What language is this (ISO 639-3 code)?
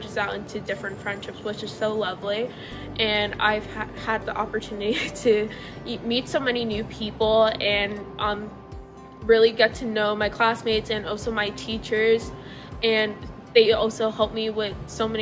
eng